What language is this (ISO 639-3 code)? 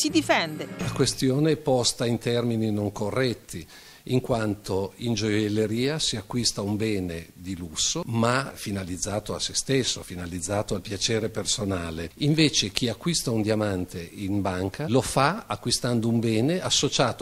ita